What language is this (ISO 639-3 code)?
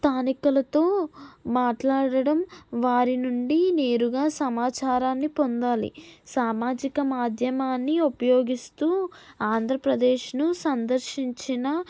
tel